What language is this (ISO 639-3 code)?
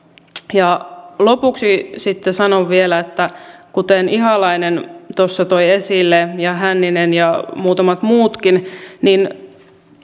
fin